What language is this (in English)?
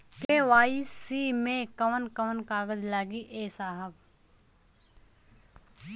Bhojpuri